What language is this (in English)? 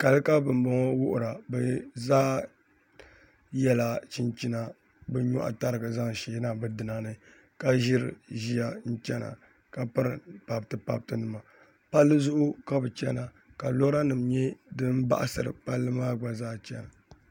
Dagbani